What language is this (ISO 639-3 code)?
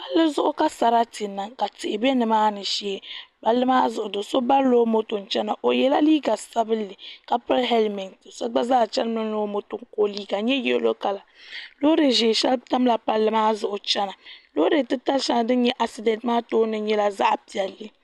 dag